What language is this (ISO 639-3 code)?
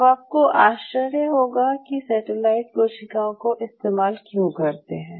hin